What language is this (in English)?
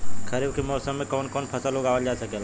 Bhojpuri